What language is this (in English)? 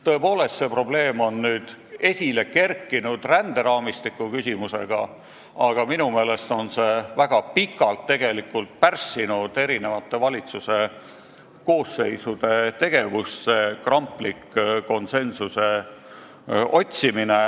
Estonian